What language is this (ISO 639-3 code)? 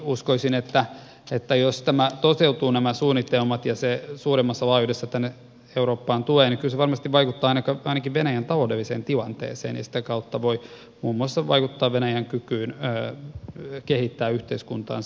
fin